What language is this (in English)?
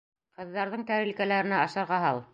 Bashkir